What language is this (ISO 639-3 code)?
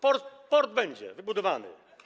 pol